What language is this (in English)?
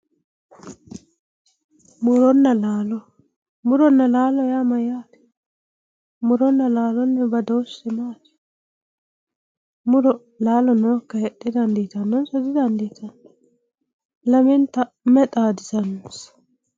Sidamo